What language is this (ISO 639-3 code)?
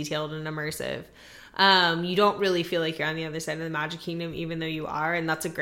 eng